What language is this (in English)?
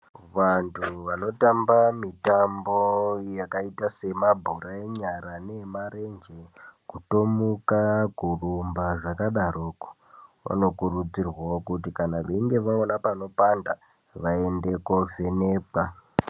Ndau